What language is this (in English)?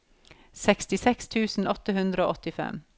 Norwegian